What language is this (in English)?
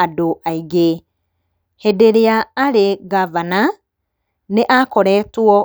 Kikuyu